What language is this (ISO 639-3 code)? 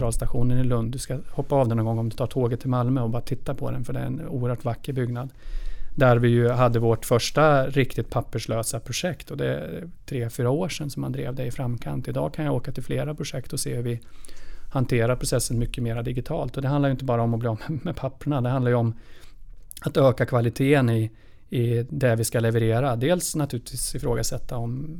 swe